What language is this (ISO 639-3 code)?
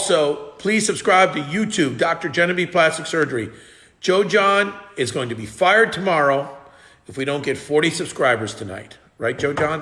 eng